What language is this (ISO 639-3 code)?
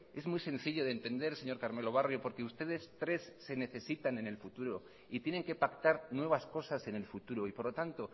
spa